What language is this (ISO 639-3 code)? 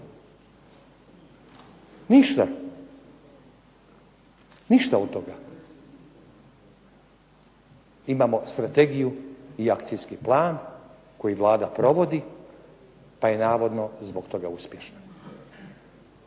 hrv